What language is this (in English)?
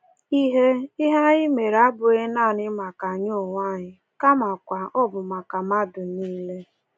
Igbo